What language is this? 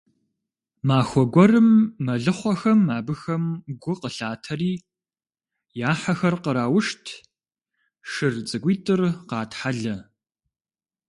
Kabardian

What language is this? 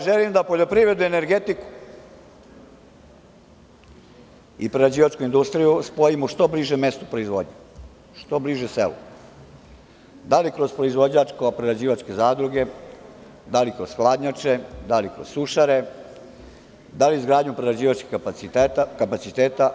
Serbian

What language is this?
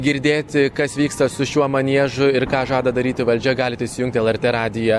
Lithuanian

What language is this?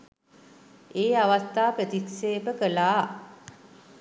Sinhala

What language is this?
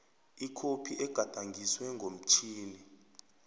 South Ndebele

